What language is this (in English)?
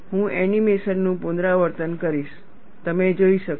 Gujarati